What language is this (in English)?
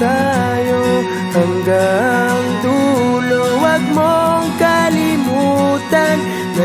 Arabic